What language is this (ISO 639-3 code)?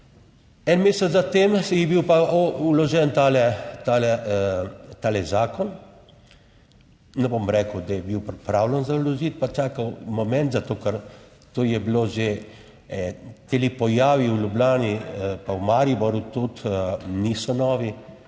slv